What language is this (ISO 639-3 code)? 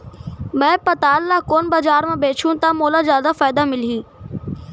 hne